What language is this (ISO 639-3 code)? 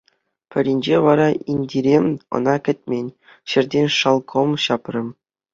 chv